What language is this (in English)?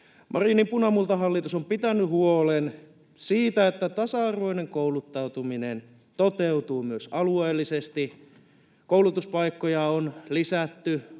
Finnish